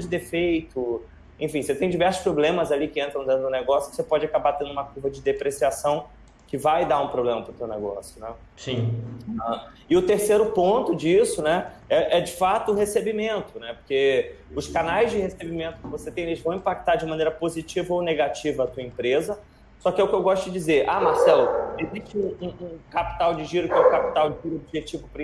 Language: Portuguese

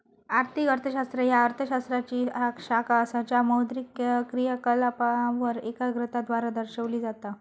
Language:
Marathi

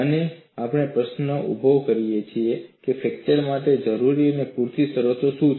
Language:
Gujarati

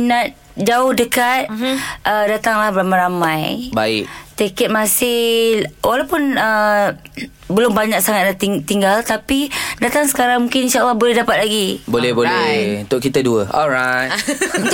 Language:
Malay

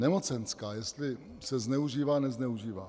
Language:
Czech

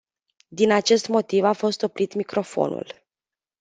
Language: Romanian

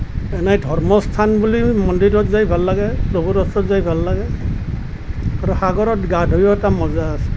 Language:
Assamese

